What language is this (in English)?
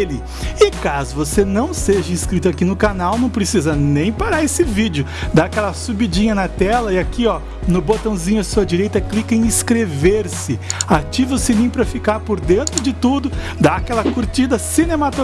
Portuguese